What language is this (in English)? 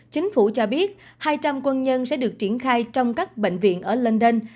Vietnamese